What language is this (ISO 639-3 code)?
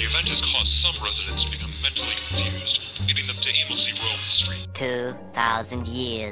ind